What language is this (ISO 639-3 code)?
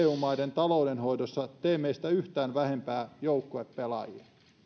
fin